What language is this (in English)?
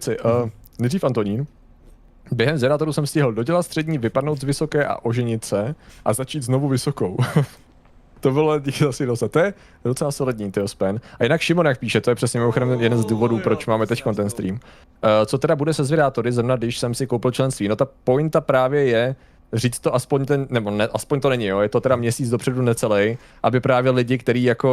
Czech